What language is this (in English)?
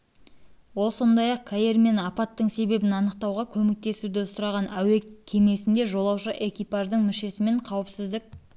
Kazakh